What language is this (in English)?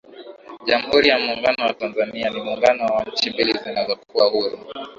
Swahili